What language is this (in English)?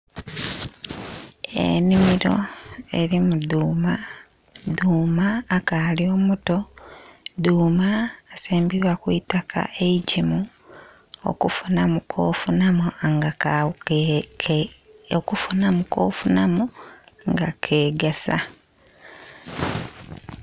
Soga